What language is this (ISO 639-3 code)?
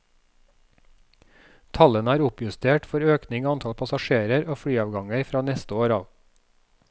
nor